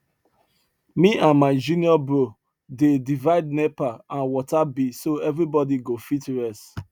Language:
Nigerian Pidgin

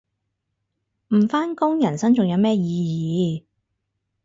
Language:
Cantonese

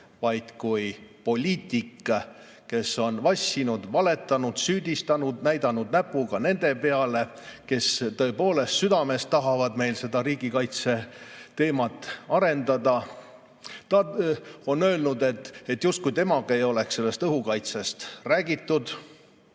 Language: Estonian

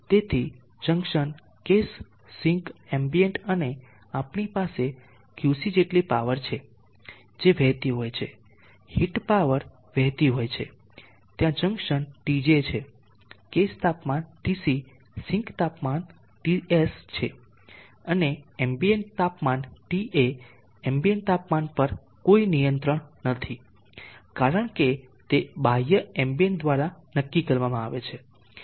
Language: Gujarati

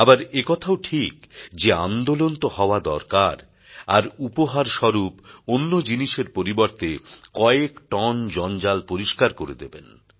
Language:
Bangla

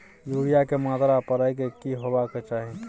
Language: Maithili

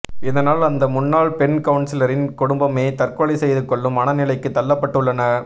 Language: Tamil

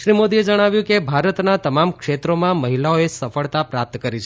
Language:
Gujarati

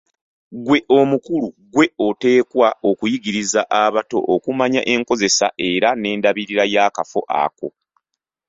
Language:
Ganda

